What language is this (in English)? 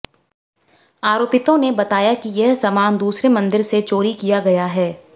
Hindi